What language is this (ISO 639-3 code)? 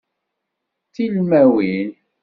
kab